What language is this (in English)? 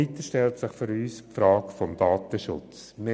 Swiss German